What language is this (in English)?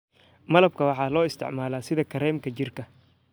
Somali